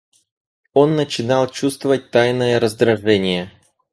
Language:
Russian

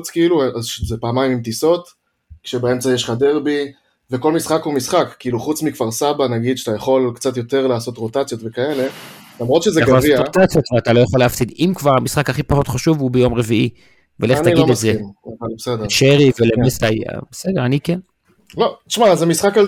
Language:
Hebrew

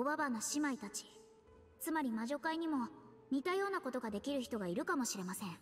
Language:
Japanese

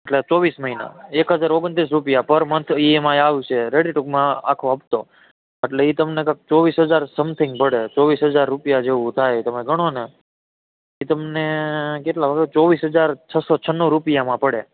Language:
Gujarati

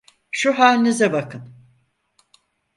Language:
Turkish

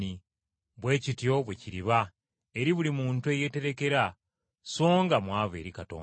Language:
Ganda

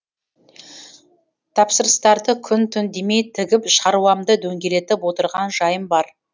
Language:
Kazakh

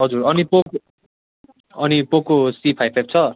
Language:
Nepali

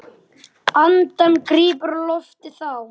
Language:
Icelandic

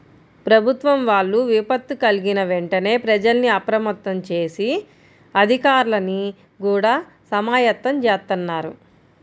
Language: Telugu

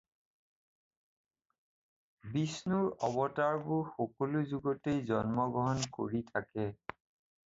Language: Assamese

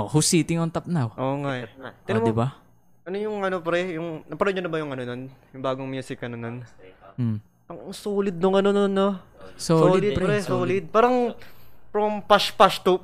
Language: Filipino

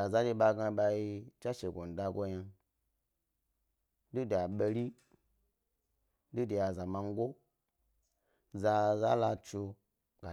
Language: Gbari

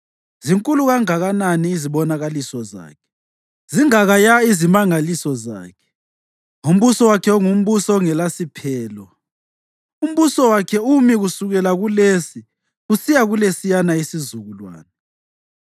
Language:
North Ndebele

